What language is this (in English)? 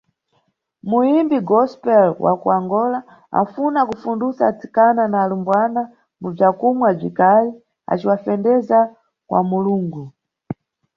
Nyungwe